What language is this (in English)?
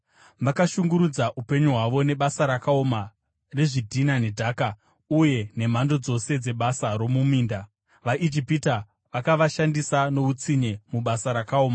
Shona